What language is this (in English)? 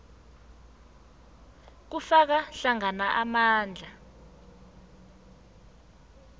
South Ndebele